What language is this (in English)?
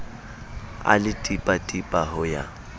Southern Sotho